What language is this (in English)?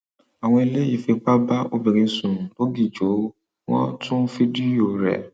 Yoruba